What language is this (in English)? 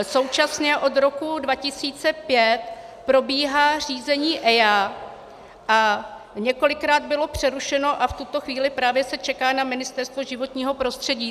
Czech